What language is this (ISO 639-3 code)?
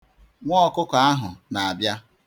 ibo